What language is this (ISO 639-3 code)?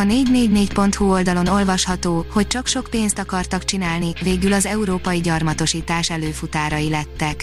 hun